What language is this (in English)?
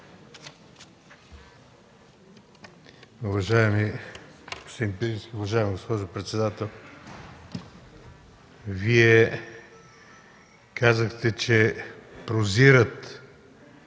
Bulgarian